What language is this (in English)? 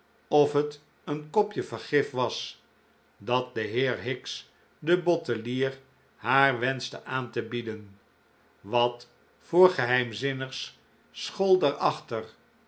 Dutch